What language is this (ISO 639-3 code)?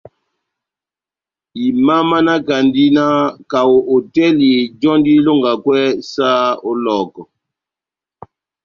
bnm